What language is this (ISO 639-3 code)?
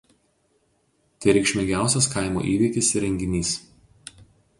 lit